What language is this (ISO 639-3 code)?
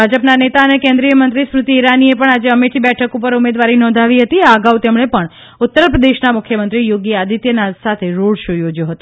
guj